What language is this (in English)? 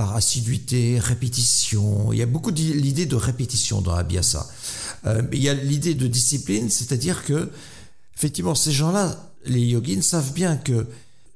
French